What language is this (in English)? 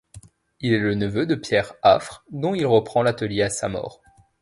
French